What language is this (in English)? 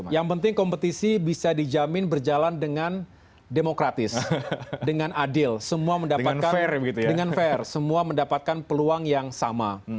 Indonesian